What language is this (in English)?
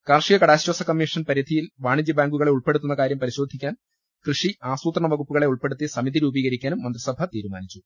Malayalam